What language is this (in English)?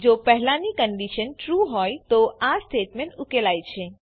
Gujarati